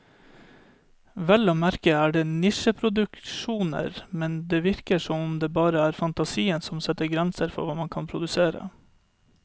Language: Norwegian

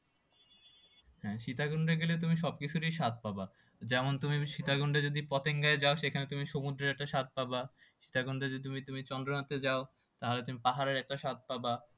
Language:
Bangla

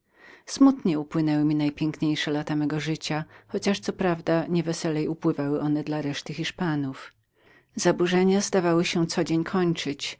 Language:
Polish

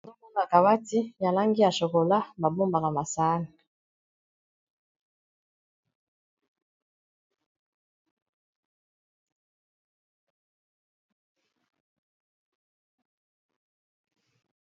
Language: Lingala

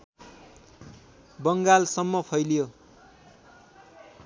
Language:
Nepali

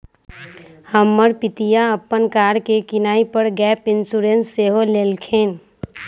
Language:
Magahi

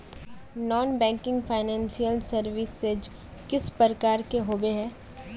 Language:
Magahi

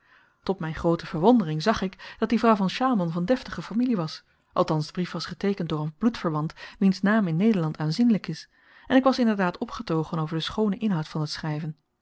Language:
Dutch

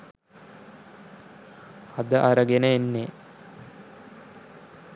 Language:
Sinhala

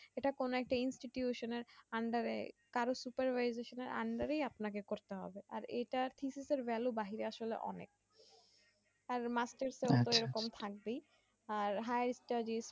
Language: Bangla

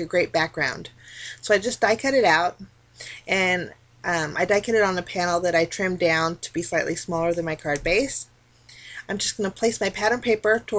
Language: English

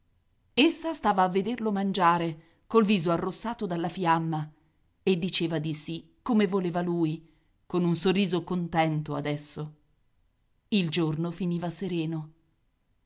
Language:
Italian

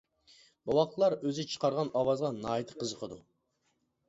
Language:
Uyghur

